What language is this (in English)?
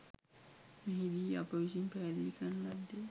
Sinhala